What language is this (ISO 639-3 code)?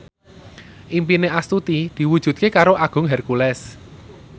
jav